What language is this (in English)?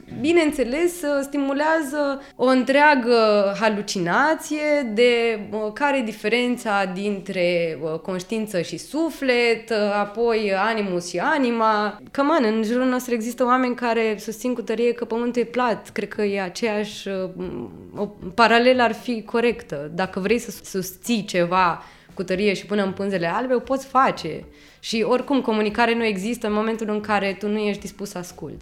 Romanian